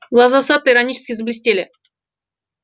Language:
Russian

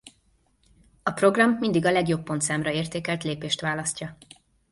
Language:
Hungarian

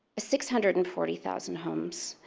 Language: English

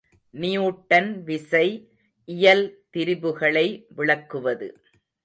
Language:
Tamil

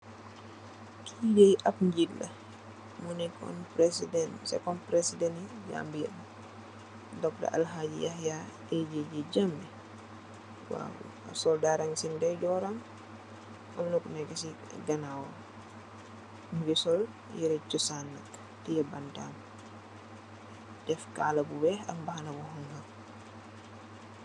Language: Wolof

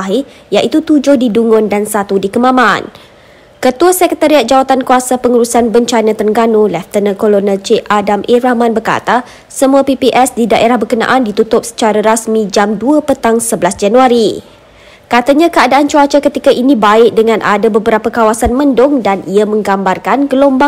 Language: Malay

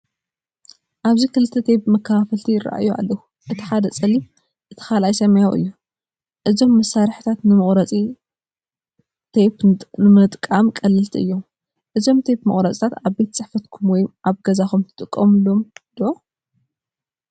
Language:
Tigrinya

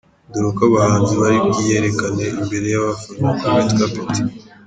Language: Kinyarwanda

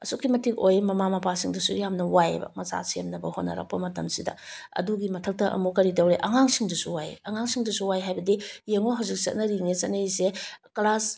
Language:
Manipuri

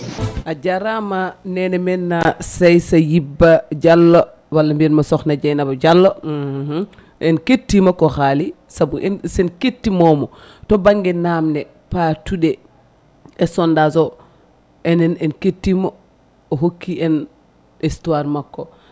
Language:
Fula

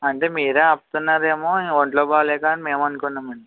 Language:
Telugu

